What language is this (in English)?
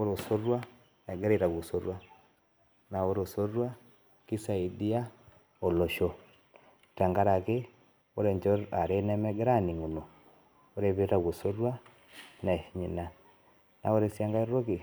Masai